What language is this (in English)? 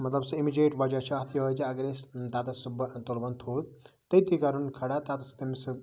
Kashmiri